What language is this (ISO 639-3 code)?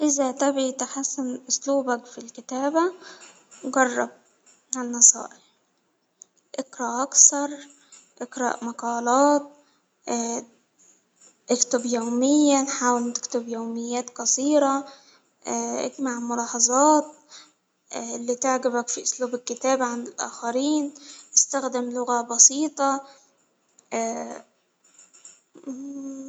acw